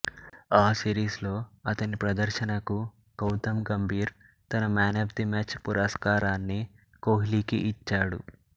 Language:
Telugu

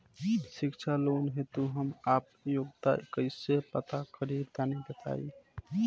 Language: Bhojpuri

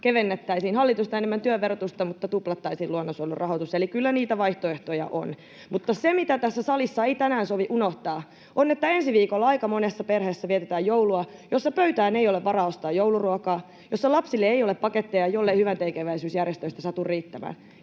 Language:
Finnish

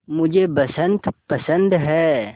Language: Hindi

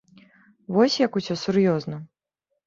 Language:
Belarusian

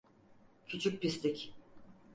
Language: Turkish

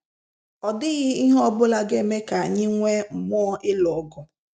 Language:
Igbo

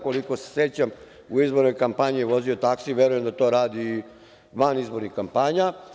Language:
Serbian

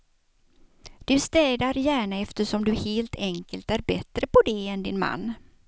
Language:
Swedish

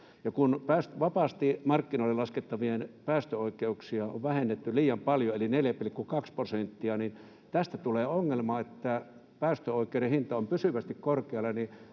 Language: Finnish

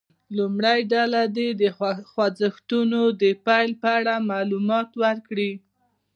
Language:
Pashto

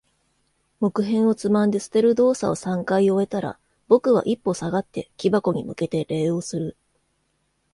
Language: Japanese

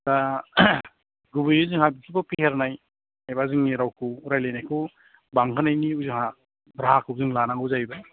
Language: Bodo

